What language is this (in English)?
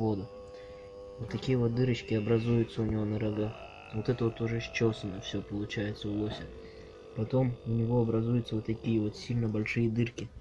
Russian